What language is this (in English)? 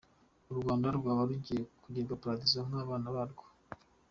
Kinyarwanda